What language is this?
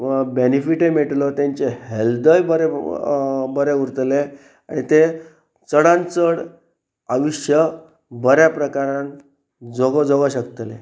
Konkani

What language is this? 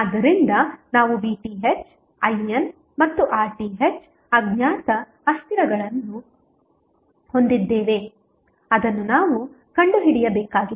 Kannada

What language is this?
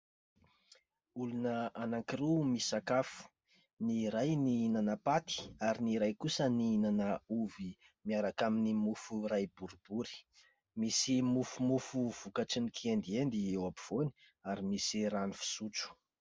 Malagasy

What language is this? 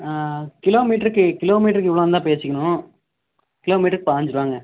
Tamil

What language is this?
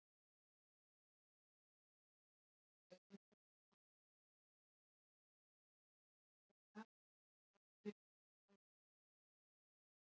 Icelandic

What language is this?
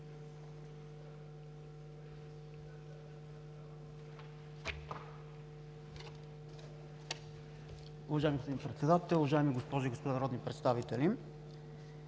Bulgarian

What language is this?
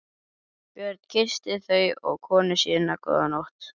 Icelandic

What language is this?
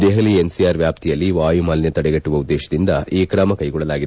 Kannada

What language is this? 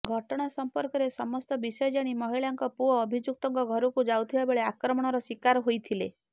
Odia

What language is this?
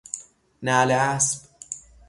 Persian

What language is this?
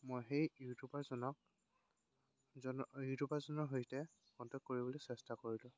Assamese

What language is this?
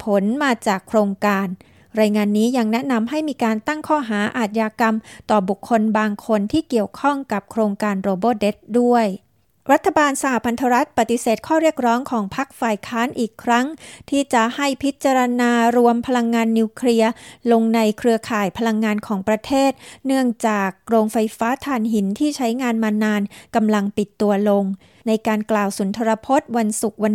Thai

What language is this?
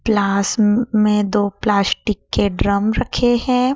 Hindi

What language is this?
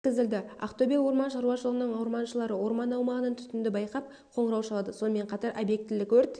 Kazakh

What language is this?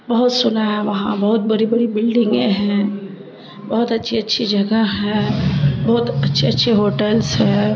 Urdu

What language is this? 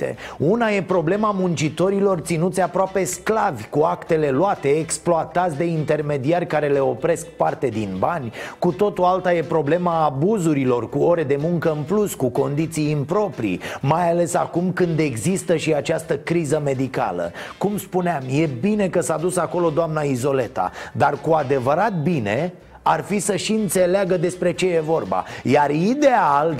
Romanian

